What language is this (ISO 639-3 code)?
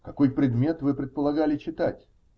rus